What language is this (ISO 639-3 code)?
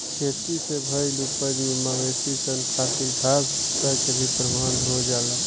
bho